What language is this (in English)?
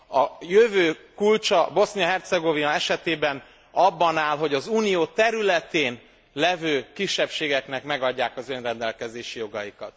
Hungarian